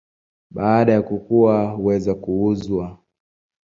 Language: Swahili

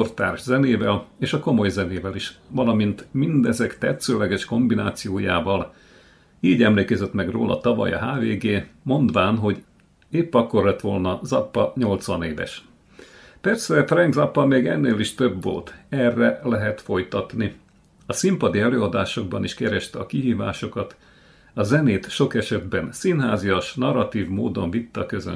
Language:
Hungarian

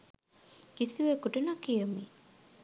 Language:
Sinhala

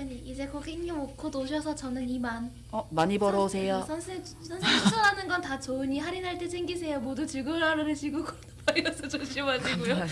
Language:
Korean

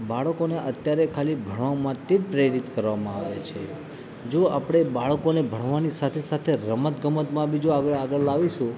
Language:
Gujarati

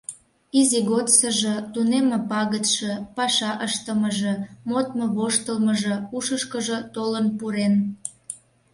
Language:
Mari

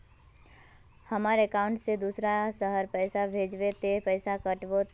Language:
Magahi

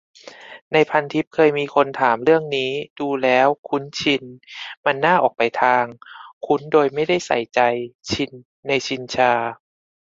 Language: Thai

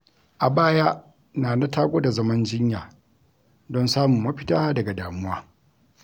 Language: Hausa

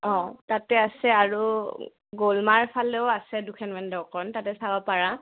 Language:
Assamese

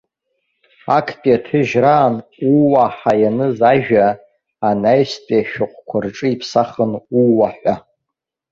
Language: Abkhazian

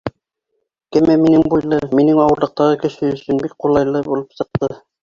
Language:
Bashkir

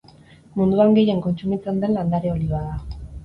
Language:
Basque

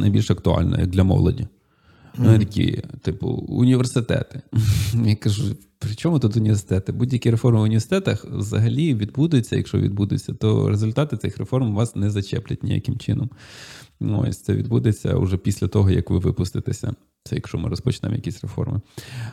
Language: Ukrainian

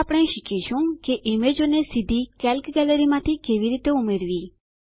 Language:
Gujarati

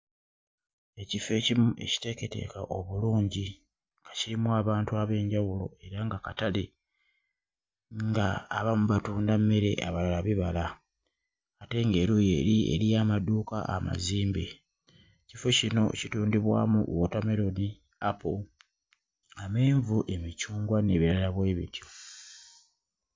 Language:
Ganda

